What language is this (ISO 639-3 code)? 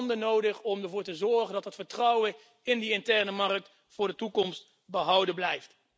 nld